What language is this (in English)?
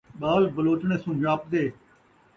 Saraiki